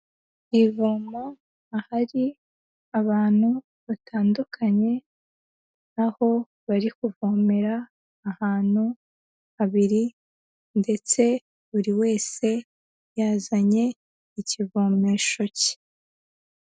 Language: Kinyarwanda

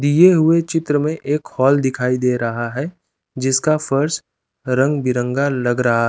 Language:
Hindi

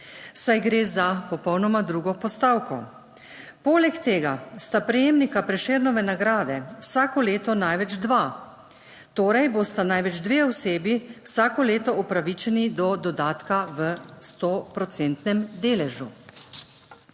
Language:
Slovenian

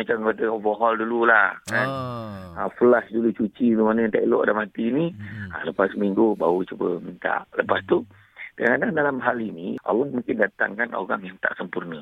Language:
Malay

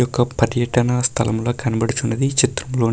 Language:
Telugu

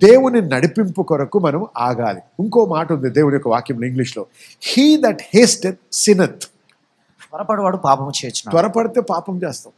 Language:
Telugu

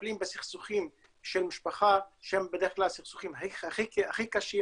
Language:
Hebrew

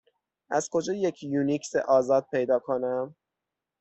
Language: Persian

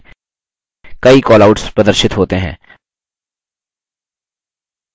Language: Hindi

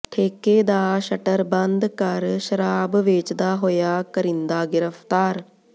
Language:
Punjabi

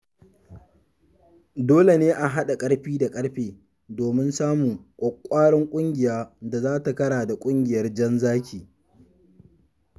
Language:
Hausa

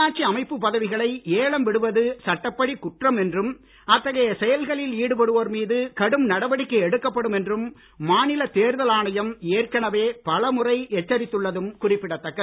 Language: Tamil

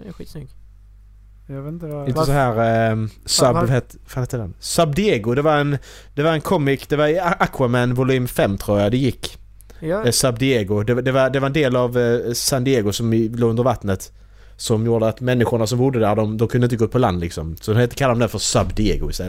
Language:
Swedish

